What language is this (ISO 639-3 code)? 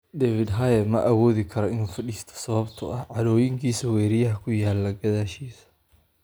som